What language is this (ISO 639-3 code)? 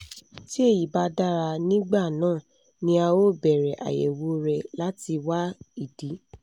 yor